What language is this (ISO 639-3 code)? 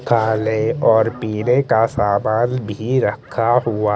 hin